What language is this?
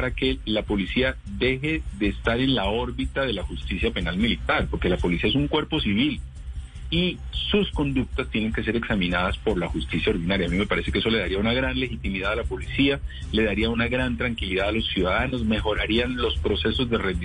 Spanish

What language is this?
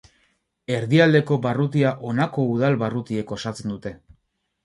Basque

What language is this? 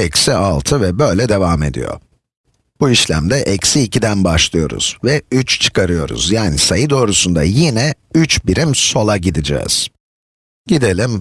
Turkish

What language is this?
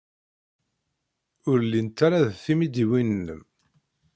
Kabyle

